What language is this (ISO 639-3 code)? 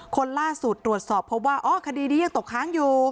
tha